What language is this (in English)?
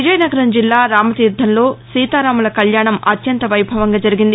Telugu